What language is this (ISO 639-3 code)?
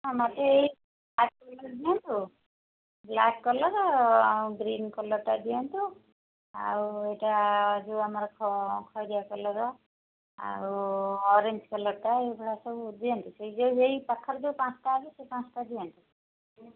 ori